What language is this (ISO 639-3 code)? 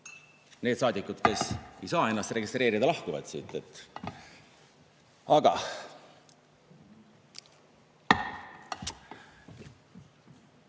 est